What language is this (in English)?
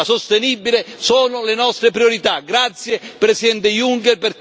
Italian